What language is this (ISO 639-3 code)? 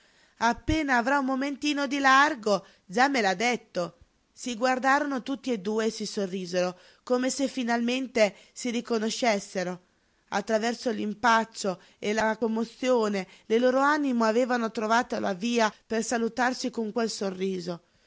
ita